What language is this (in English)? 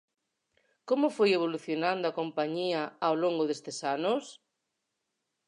Galician